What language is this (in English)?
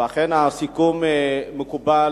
Hebrew